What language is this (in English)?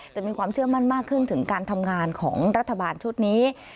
Thai